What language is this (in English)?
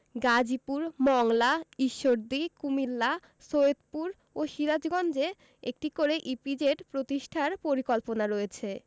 Bangla